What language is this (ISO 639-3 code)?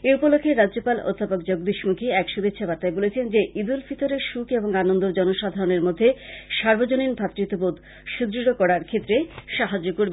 ben